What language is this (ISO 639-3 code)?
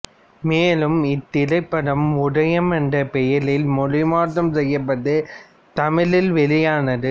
tam